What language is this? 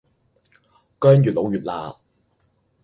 Cantonese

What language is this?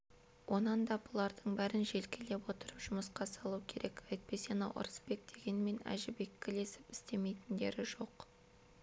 Kazakh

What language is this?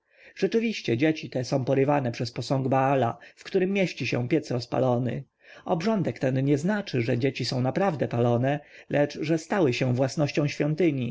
Polish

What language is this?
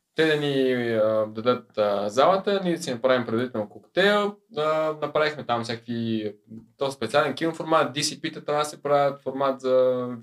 Bulgarian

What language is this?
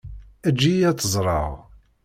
Kabyle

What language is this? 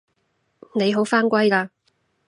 Cantonese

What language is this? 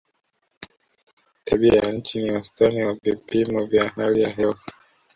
Swahili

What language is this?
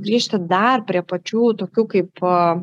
Lithuanian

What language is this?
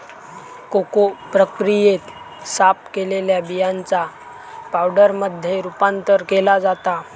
Marathi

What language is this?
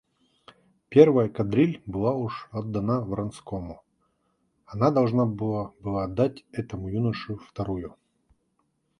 Russian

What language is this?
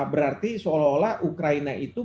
Indonesian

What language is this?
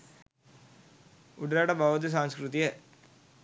Sinhala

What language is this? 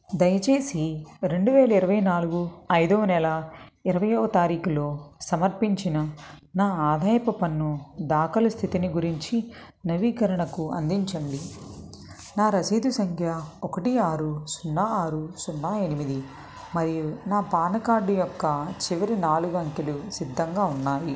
Telugu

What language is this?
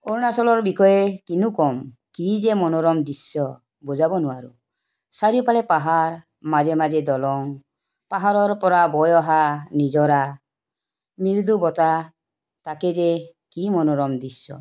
Assamese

